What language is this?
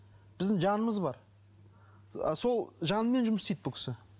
Kazakh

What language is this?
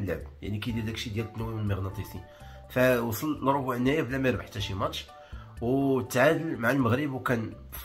Arabic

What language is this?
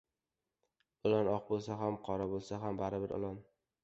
Uzbek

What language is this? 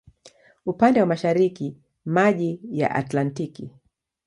Swahili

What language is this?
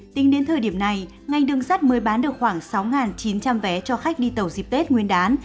Vietnamese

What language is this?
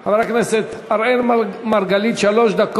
Hebrew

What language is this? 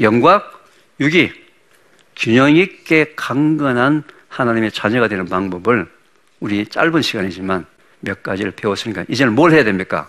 Korean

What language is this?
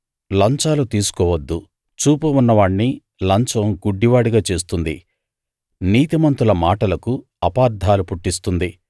Telugu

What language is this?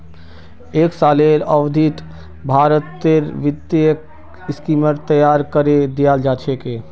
Magahi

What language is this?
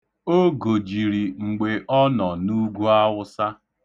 Igbo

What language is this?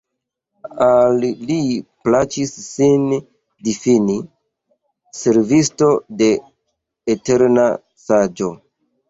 Esperanto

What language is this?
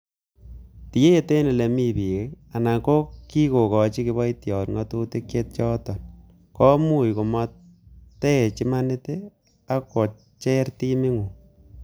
Kalenjin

